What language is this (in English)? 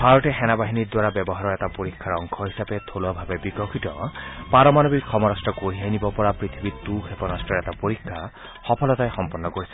Assamese